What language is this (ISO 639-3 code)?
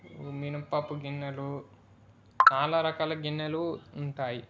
tel